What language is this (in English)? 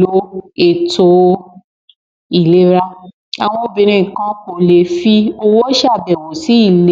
Yoruba